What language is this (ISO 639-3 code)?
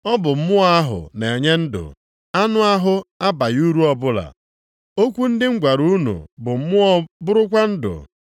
ibo